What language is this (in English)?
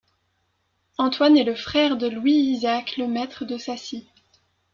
French